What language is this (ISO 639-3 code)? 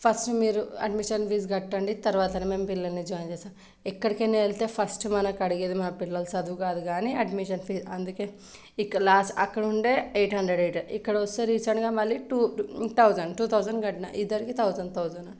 tel